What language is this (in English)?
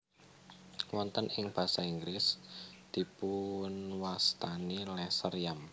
Javanese